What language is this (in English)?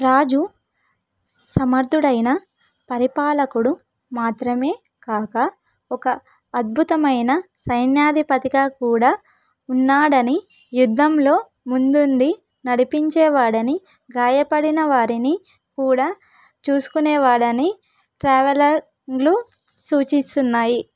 Telugu